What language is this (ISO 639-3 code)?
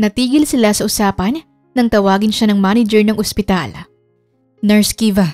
fil